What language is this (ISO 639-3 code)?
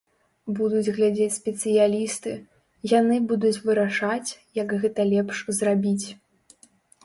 bel